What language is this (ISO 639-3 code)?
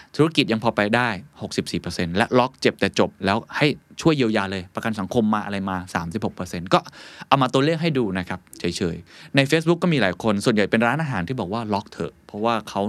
tha